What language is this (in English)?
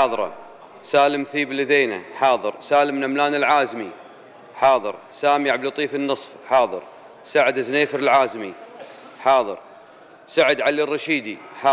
Arabic